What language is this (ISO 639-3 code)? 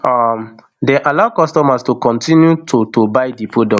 pcm